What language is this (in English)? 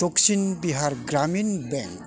Bodo